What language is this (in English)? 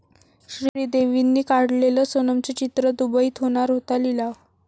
Marathi